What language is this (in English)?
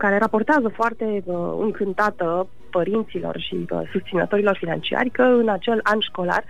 Romanian